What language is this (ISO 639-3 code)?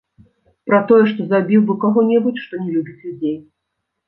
bel